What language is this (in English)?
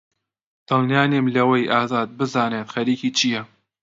Central Kurdish